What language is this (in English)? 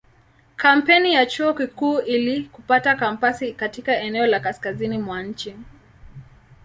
Swahili